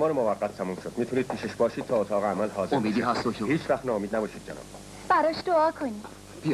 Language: Persian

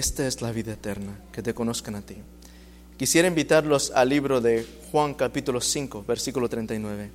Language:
Spanish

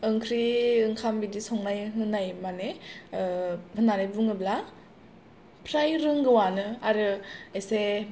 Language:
Bodo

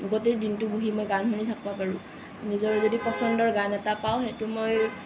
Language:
Assamese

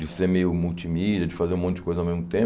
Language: Portuguese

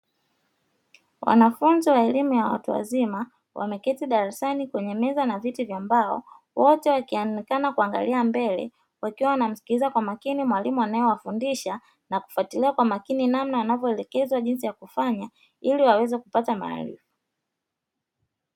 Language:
Swahili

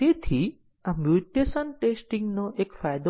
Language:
Gujarati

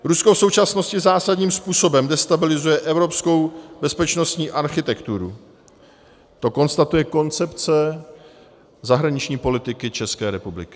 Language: Czech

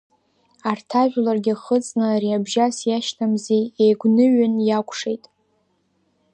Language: Abkhazian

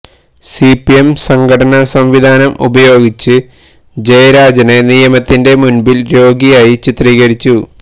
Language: Malayalam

